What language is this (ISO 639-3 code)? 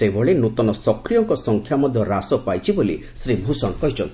ori